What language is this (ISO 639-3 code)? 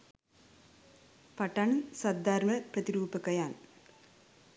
sin